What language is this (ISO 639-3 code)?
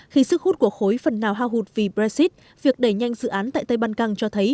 vie